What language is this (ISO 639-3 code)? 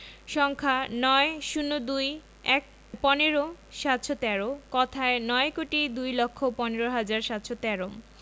ben